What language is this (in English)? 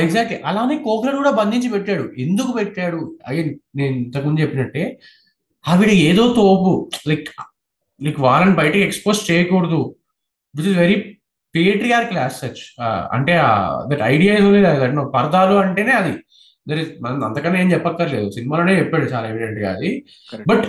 Telugu